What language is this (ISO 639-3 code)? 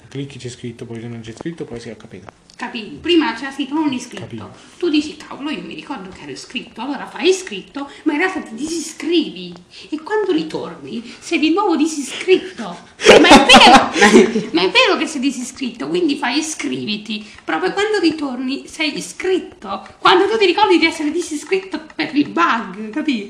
ita